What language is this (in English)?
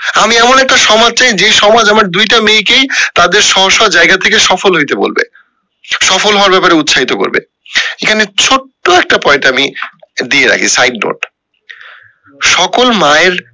Bangla